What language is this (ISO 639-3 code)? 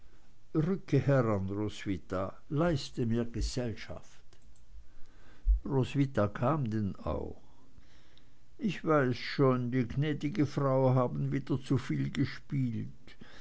deu